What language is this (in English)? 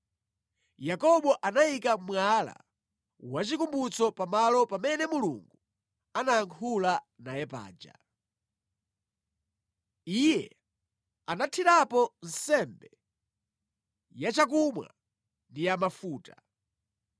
Nyanja